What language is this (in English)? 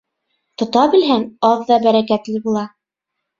Bashkir